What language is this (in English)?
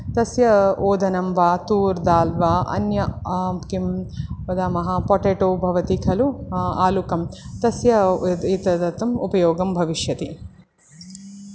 Sanskrit